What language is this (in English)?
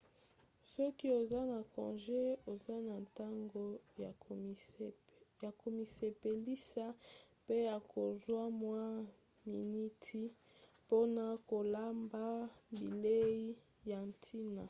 Lingala